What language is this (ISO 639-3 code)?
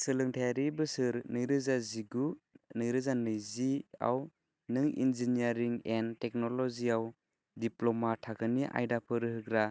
brx